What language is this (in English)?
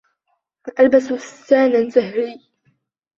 Arabic